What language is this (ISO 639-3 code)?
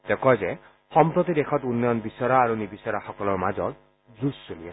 asm